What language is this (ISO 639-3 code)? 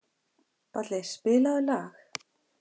isl